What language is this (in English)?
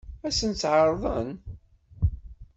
Kabyle